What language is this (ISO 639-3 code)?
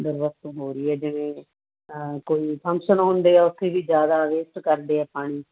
pan